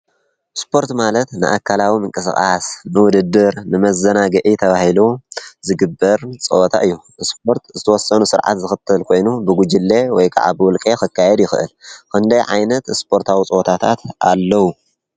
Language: Tigrinya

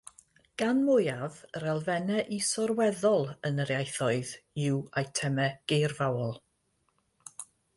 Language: Welsh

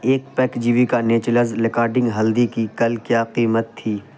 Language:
Urdu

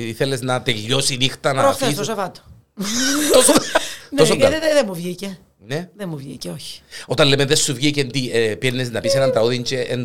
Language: Greek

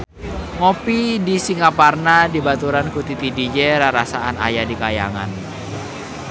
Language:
Sundanese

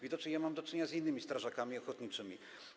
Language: Polish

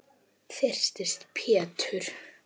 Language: Icelandic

